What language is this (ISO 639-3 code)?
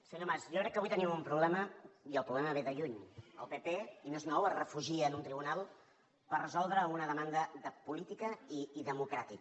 cat